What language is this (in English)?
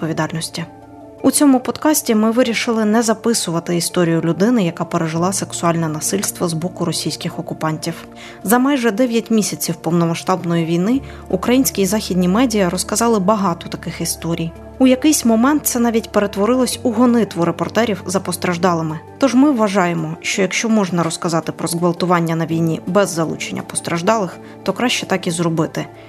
Ukrainian